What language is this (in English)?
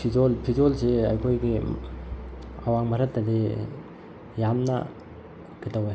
Manipuri